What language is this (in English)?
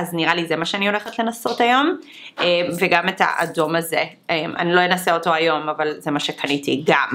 Hebrew